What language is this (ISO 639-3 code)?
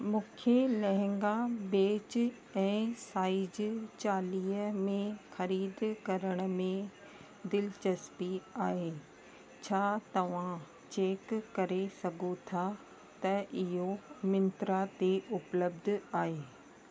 snd